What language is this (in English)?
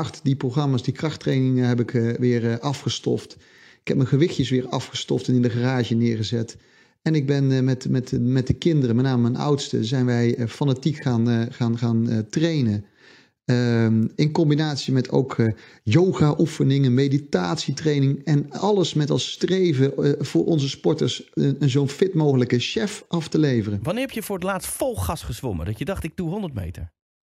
Dutch